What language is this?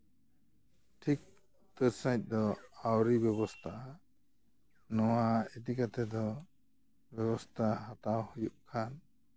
Santali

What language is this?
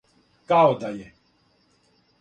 Serbian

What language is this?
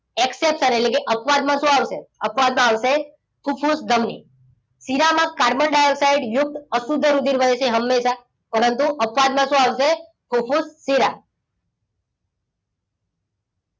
Gujarati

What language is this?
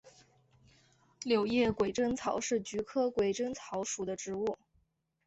Chinese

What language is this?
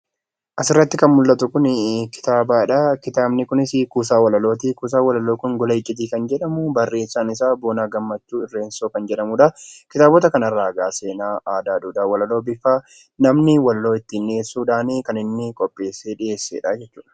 Oromo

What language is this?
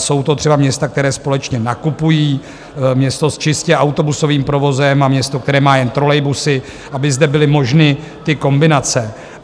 Czech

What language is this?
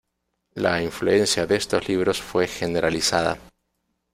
Spanish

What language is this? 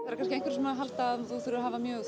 Icelandic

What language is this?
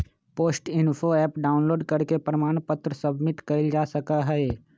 Magahi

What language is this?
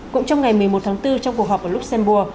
Vietnamese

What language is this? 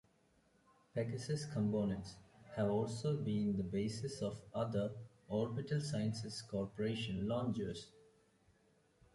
English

